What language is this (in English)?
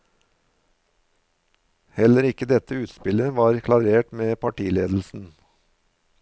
Norwegian